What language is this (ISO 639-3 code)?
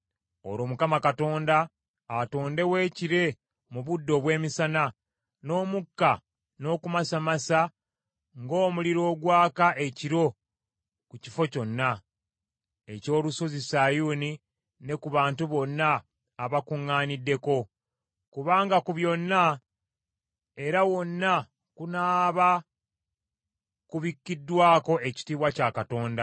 lug